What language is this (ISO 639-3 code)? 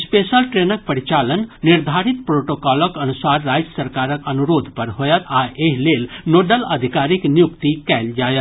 mai